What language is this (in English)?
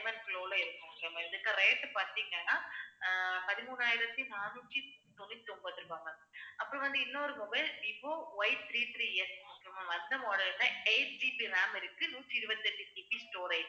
Tamil